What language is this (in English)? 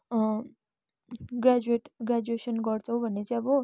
Nepali